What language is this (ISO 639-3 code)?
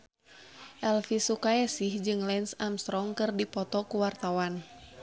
sun